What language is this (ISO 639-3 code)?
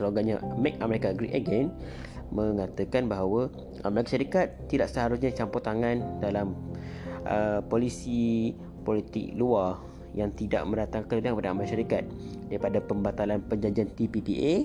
msa